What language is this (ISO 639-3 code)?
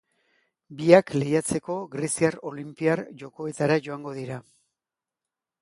eus